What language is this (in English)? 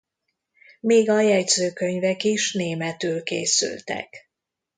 Hungarian